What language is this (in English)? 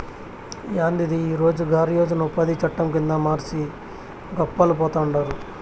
Telugu